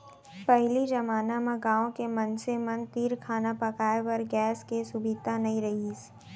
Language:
Chhattisgarhi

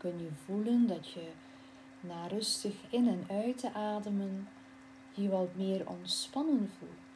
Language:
Dutch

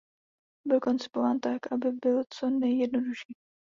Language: Czech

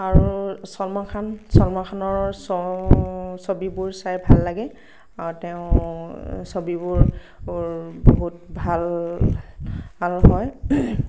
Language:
Assamese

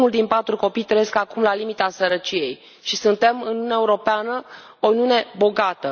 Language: Romanian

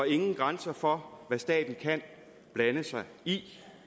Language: Danish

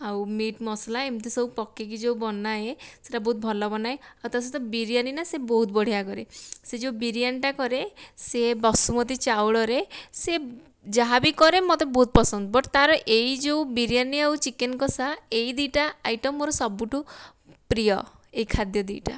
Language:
Odia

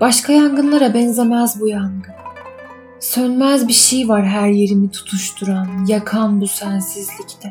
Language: Turkish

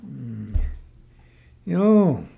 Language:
Finnish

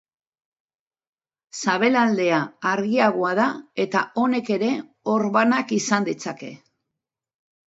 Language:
Basque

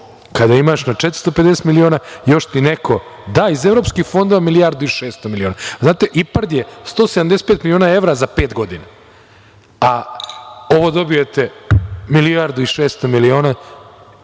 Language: Serbian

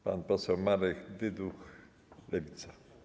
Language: Polish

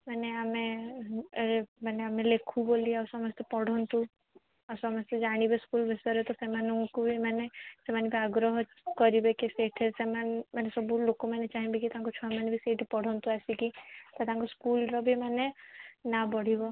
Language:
Odia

